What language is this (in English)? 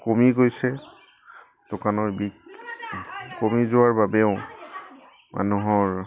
Assamese